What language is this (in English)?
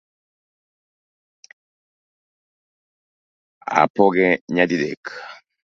Luo (Kenya and Tanzania)